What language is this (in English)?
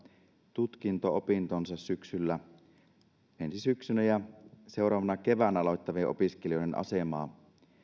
Finnish